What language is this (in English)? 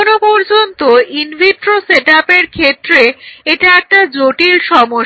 Bangla